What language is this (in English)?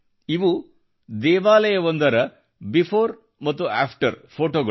Kannada